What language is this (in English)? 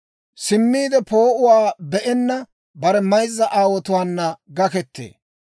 Dawro